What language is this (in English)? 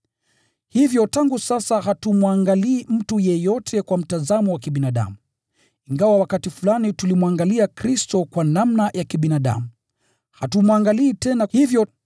Swahili